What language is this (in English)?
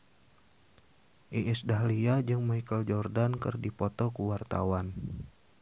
Sundanese